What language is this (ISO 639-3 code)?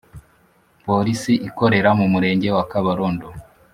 kin